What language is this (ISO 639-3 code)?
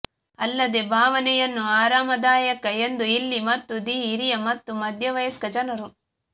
kan